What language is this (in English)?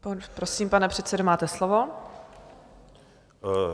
Czech